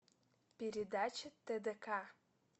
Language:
Russian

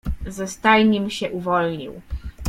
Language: Polish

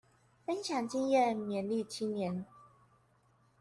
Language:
Chinese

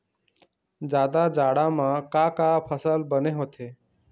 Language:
Chhattisgarhi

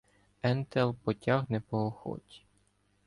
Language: Ukrainian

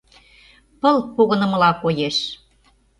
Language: Mari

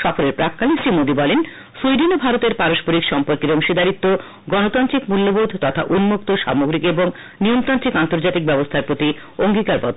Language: Bangla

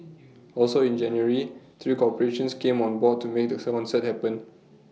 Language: English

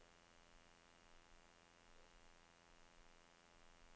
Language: Norwegian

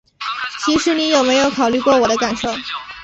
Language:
Chinese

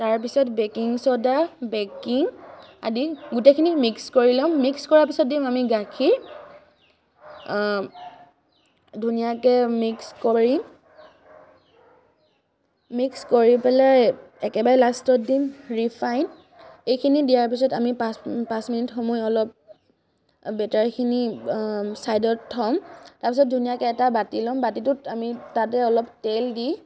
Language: Assamese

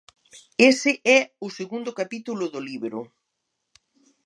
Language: Galician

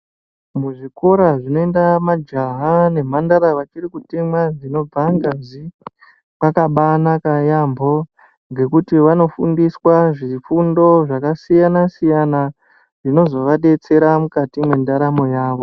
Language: Ndau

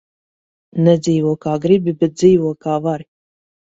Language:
Latvian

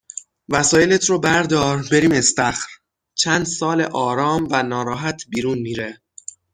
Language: Persian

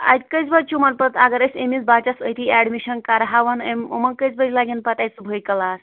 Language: Kashmiri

